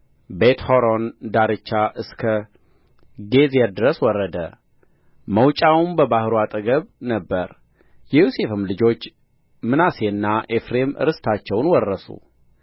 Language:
Amharic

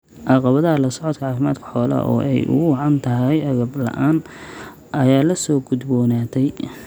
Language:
Somali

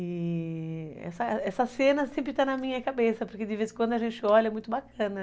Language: Portuguese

